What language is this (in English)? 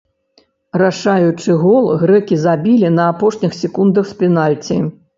Belarusian